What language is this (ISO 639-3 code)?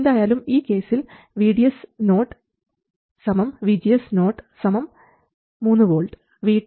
mal